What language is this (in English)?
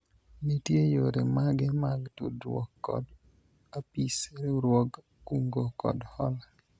Luo (Kenya and Tanzania)